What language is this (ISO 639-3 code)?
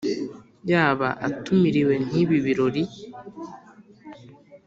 kin